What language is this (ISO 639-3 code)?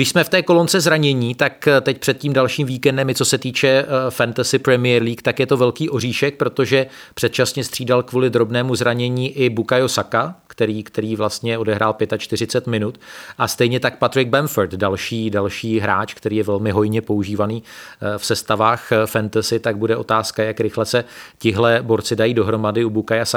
ces